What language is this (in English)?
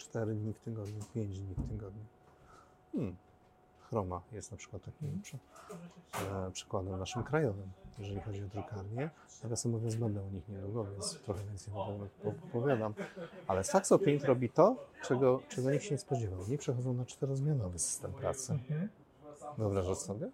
Polish